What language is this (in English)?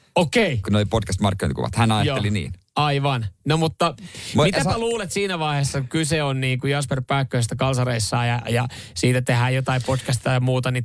Finnish